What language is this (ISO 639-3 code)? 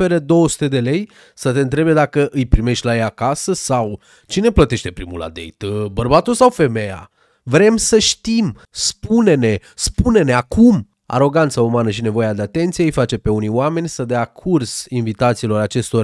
ron